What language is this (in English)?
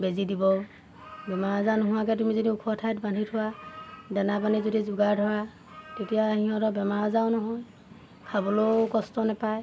Assamese